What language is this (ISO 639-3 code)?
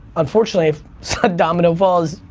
eng